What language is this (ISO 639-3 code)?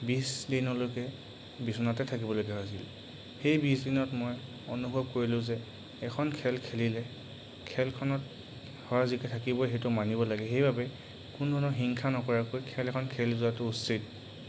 asm